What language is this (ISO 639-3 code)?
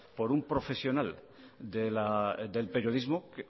spa